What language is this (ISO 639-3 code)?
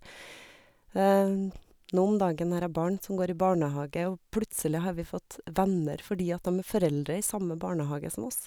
nor